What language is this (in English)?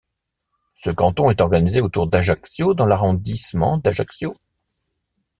French